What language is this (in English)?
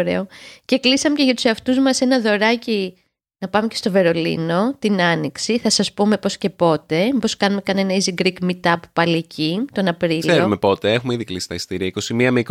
Greek